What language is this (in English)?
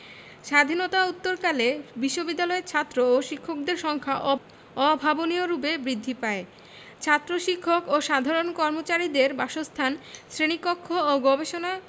Bangla